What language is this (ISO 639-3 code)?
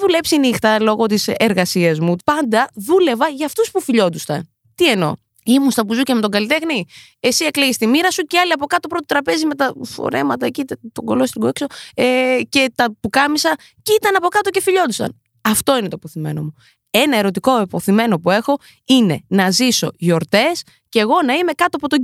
ell